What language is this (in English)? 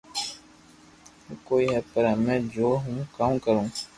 Loarki